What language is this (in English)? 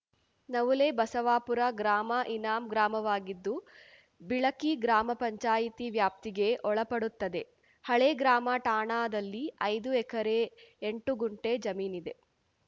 Kannada